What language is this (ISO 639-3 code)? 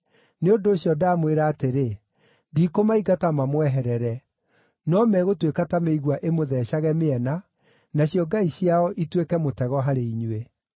kik